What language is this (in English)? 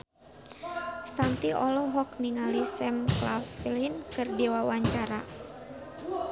Sundanese